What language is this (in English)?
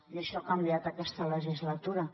Catalan